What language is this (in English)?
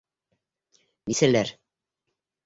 Bashkir